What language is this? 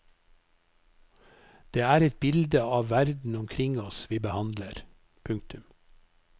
Norwegian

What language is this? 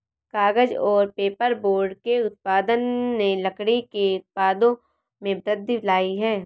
Hindi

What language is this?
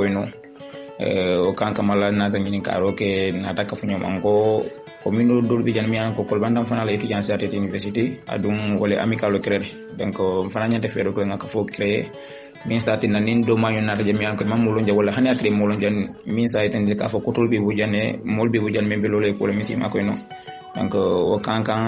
Indonesian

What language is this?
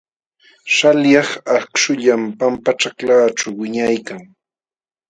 Jauja Wanca Quechua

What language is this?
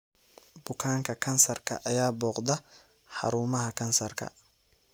Somali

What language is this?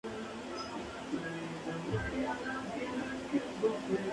Spanish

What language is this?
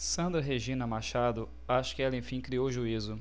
Portuguese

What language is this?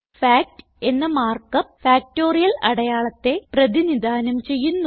Malayalam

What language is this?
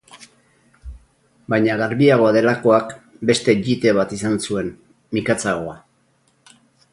Basque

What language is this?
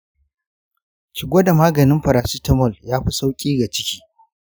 Hausa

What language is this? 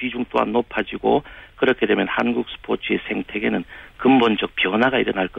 Korean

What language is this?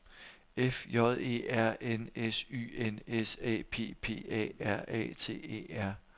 Danish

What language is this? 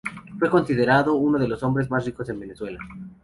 Spanish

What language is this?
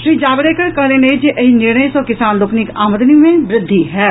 Maithili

